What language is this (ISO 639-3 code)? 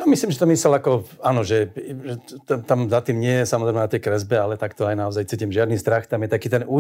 slk